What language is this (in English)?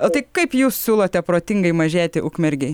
Lithuanian